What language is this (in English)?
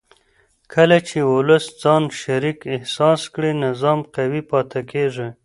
Pashto